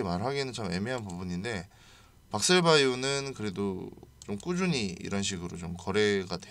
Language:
Korean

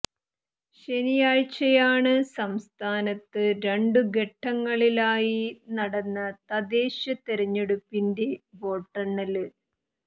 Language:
Malayalam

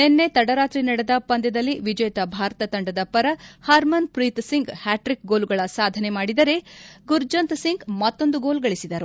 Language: Kannada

